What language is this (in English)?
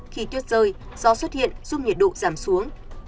Vietnamese